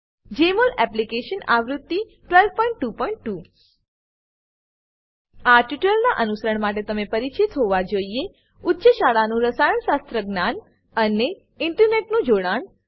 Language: Gujarati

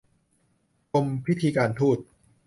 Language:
Thai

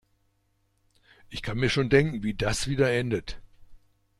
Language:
German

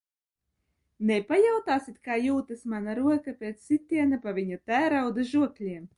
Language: Latvian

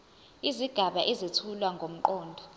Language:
Zulu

